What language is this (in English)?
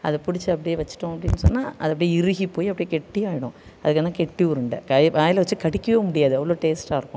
Tamil